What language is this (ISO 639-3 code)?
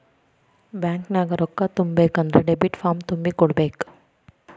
kan